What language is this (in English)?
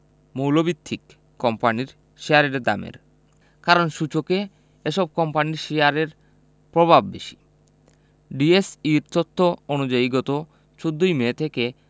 Bangla